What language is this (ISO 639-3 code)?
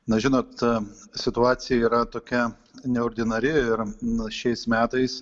lit